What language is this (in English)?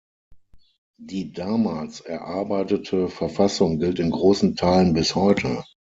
German